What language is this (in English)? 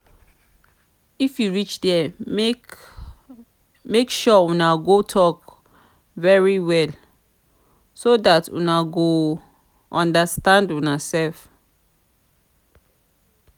Nigerian Pidgin